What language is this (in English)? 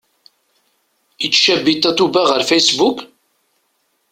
Kabyle